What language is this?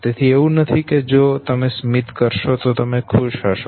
Gujarati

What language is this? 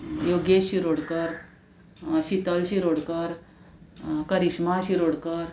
Konkani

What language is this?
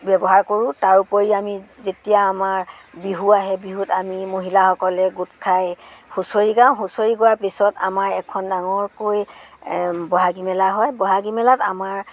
Assamese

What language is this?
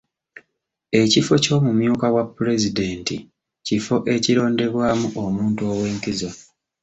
Ganda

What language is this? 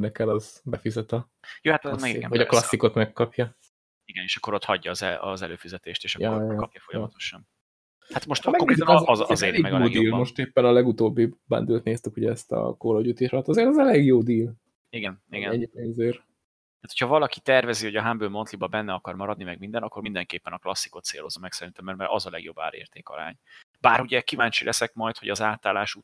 Hungarian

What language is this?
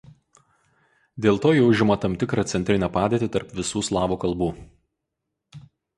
Lithuanian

